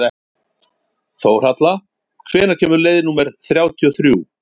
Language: Icelandic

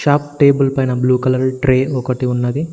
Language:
Telugu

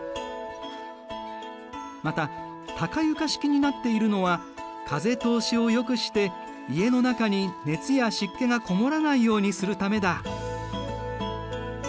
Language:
Japanese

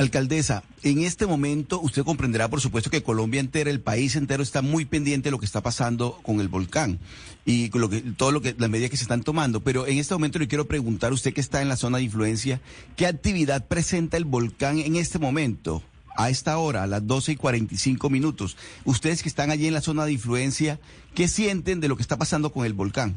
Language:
Spanish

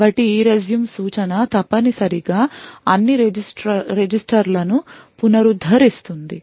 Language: Telugu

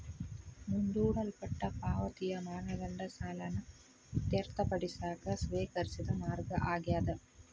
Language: Kannada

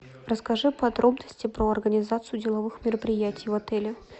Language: Russian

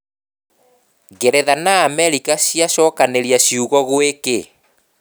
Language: Kikuyu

